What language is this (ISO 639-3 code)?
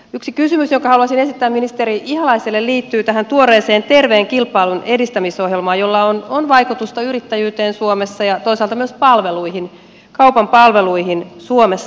fin